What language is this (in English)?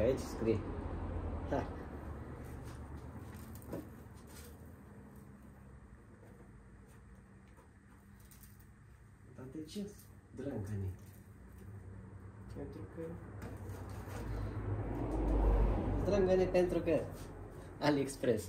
Romanian